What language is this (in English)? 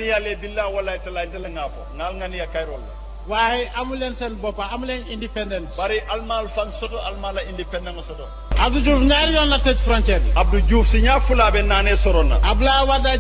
Indonesian